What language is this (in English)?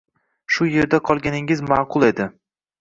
Uzbek